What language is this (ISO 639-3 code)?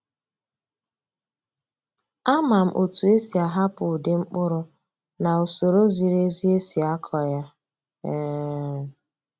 ibo